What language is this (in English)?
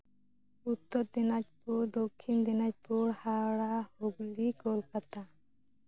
Santali